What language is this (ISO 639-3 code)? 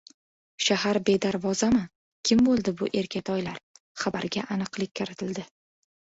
uzb